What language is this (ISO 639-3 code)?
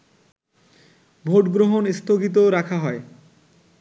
ben